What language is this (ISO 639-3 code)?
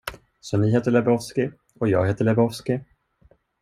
swe